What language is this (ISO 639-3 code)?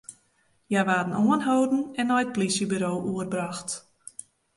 fry